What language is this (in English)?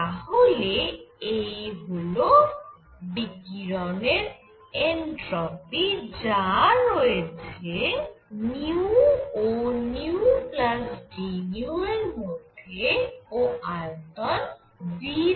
Bangla